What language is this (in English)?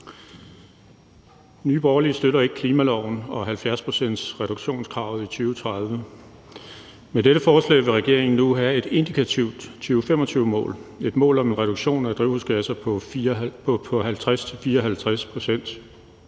Danish